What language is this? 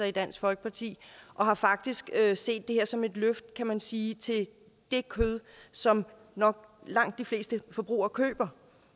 Danish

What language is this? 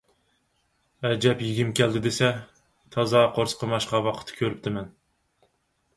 Uyghur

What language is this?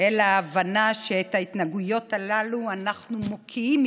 Hebrew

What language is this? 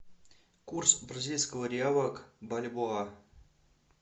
Russian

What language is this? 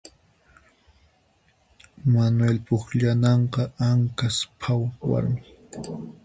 Puno Quechua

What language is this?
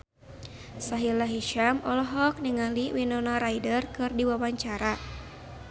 Sundanese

